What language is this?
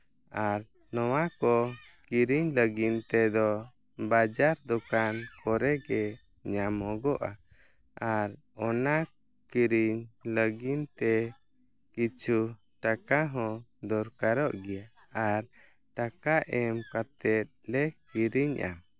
Santali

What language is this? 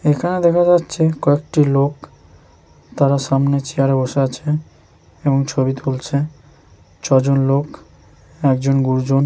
Bangla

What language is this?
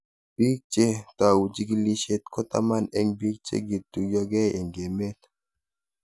Kalenjin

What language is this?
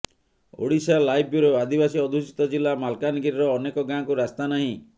Odia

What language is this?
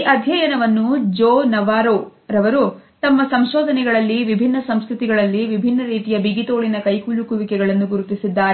Kannada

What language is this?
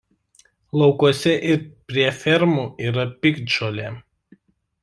Lithuanian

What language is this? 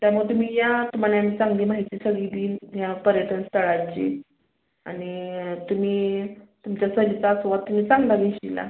Marathi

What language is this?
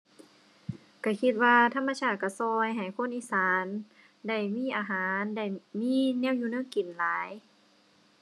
Thai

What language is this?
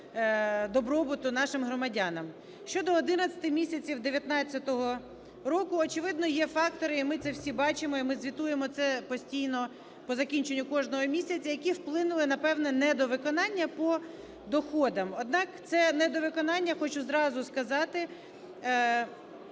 Ukrainian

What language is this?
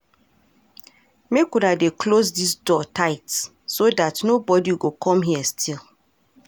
Nigerian Pidgin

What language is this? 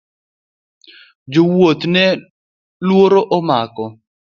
Luo (Kenya and Tanzania)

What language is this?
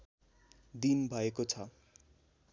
Nepali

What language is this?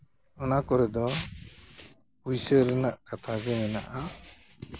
Santali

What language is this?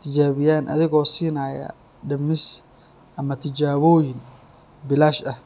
Somali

